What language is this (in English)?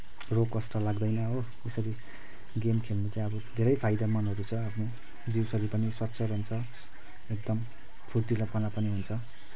Nepali